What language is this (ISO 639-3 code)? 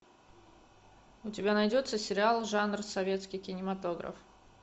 rus